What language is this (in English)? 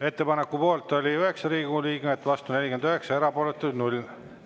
Estonian